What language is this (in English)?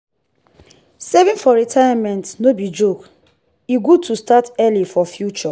Nigerian Pidgin